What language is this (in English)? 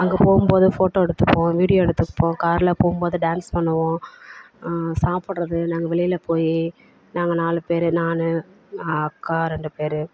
Tamil